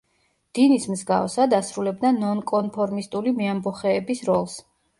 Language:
Georgian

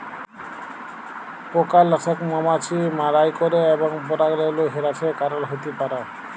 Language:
Bangla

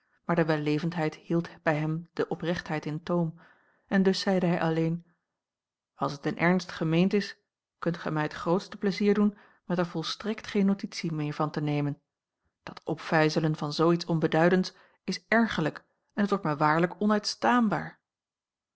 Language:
Dutch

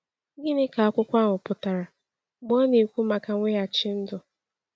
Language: Igbo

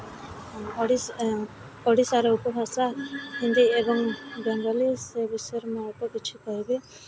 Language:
Odia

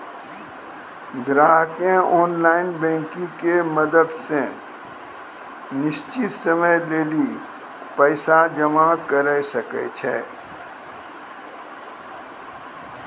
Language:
Maithili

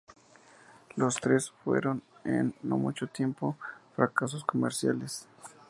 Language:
Spanish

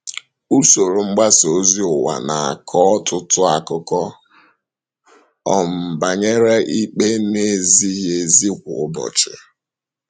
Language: Igbo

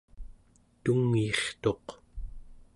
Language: Central Yupik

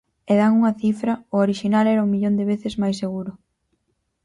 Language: Galician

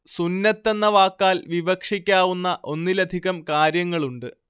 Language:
Malayalam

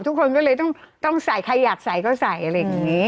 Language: Thai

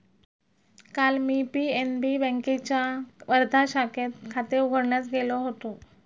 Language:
Marathi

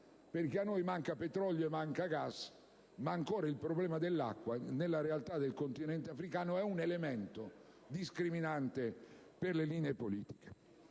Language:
Italian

